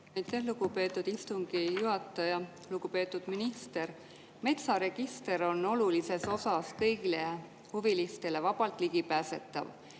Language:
Estonian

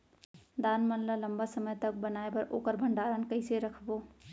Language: Chhattisgarhi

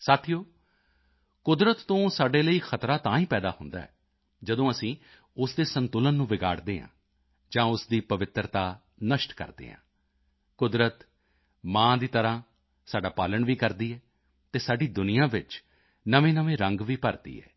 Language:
Punjabi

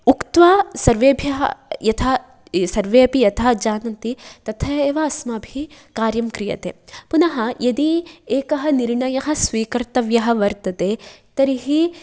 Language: Sanskrit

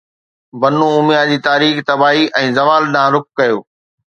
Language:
Sindhi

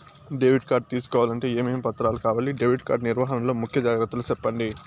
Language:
Telugu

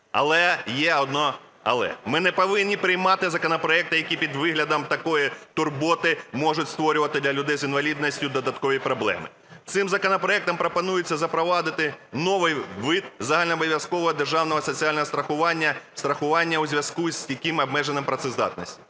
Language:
Ukrainian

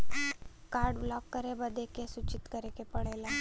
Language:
Bhojpuri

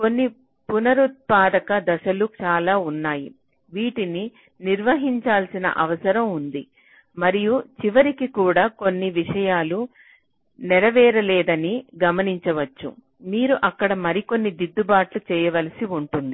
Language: Telugu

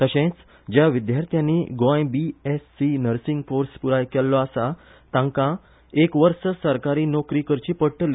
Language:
Konkani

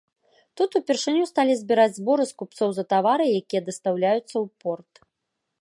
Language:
Belarusian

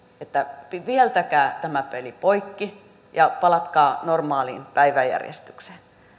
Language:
Finnish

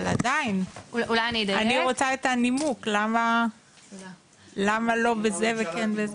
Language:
Hebrew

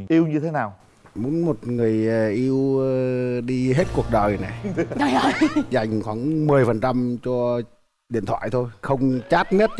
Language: Vietnamese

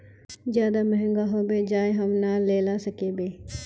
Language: Magahi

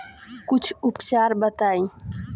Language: Bhojpuri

